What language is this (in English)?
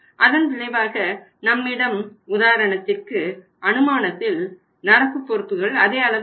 Tamil